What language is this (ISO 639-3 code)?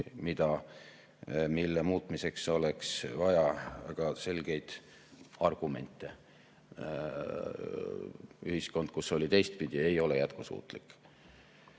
est